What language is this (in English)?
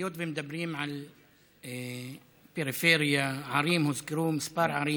Hebrew